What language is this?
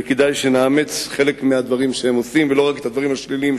Hebrew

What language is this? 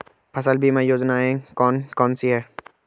Hindi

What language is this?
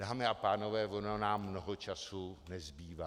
Czech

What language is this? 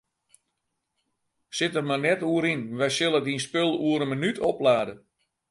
Western Frisian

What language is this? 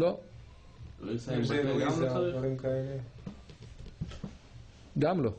Hebrew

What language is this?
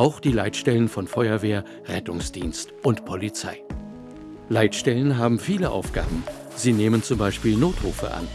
German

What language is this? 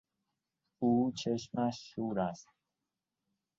Persian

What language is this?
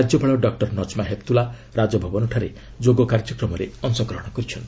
Odia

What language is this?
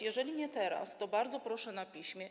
Polish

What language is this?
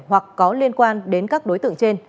Vietnamese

